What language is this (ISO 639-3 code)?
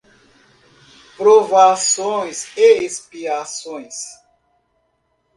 por